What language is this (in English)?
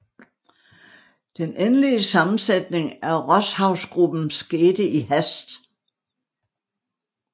Danish